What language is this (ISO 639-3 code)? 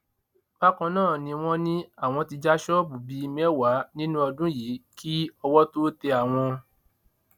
yor